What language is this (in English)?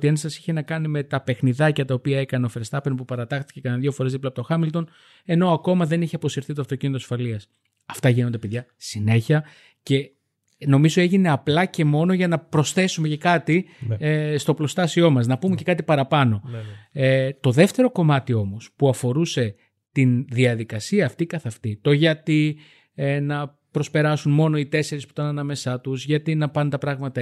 Greek